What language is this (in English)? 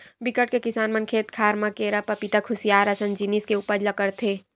Chhattisgarhi